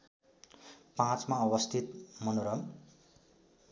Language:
Nepali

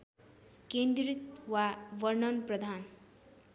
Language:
Nepali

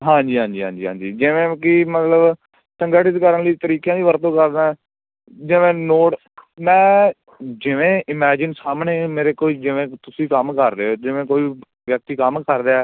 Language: Punjabi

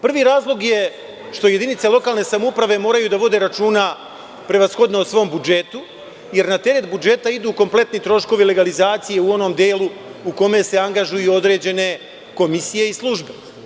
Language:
Serbian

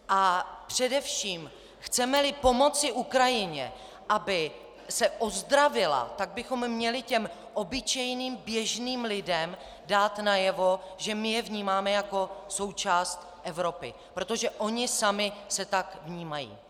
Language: Czech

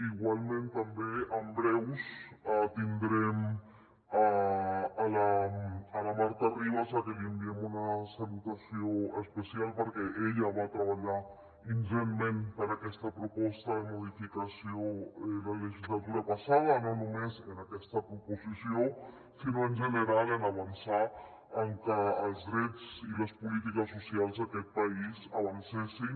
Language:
Catalan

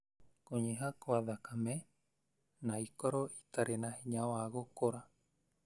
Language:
Kikuyu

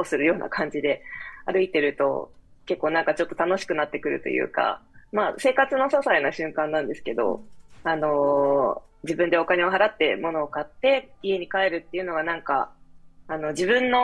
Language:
Japanese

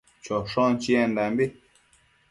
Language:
Matsés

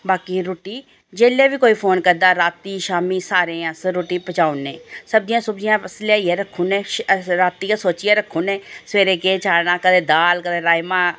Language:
Dogri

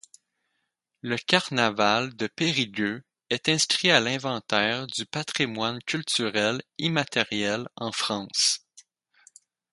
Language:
French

